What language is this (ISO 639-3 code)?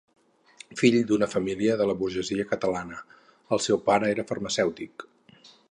cat